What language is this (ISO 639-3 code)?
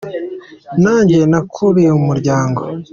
kin